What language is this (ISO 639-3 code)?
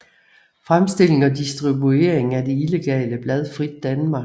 dan